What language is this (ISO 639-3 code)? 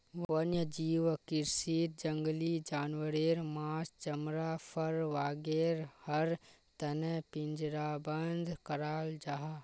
mag